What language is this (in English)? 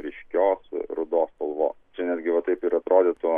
Lithuanian